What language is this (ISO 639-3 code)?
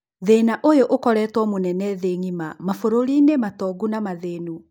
kik